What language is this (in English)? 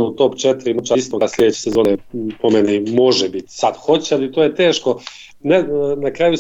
Croatian